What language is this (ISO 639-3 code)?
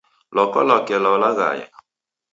dav